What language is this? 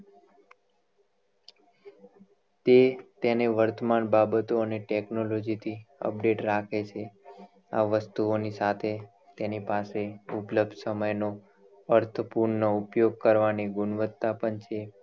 Gujarati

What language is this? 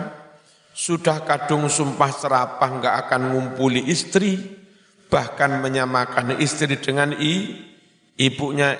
Indonesian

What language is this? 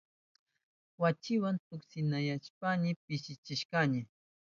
Southern Pastaza Quechua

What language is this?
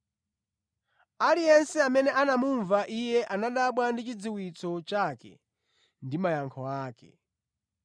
Nyanja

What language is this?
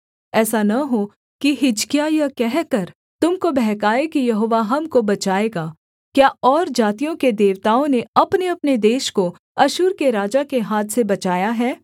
Hindi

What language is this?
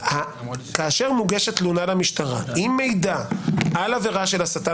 Hebrew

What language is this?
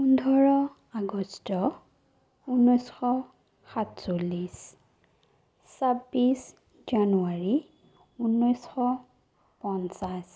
Assamese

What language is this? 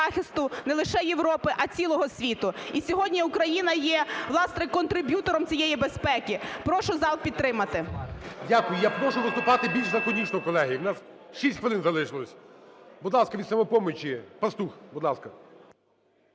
Ukrainian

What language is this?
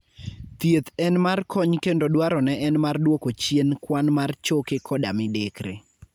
Luo (Kenya and Tanzania)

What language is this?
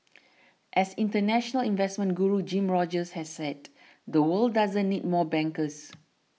English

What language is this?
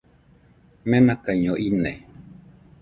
Nüpode Huitoto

